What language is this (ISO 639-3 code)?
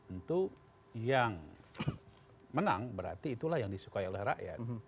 ind